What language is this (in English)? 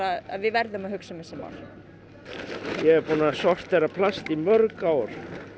Icelandic